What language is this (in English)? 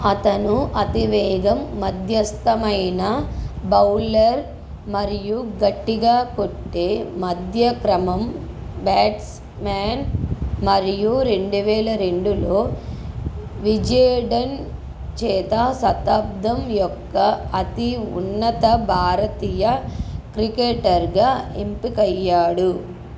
Telugu